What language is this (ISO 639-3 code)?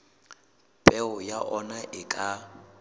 sot